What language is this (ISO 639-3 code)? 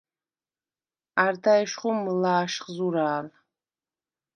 sva